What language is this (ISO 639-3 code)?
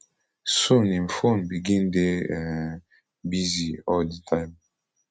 pcm